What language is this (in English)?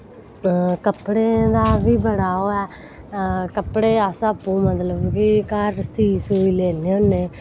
Dogri